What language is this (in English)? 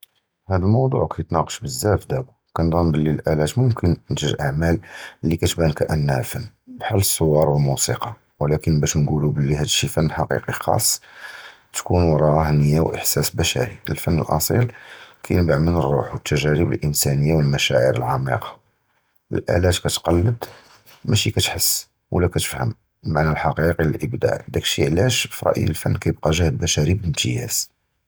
Judeo-Arabic